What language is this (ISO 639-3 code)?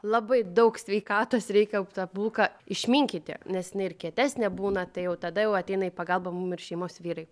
lit